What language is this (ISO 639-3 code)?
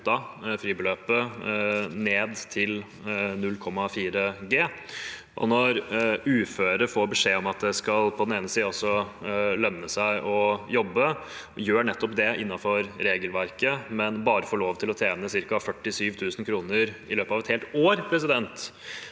nor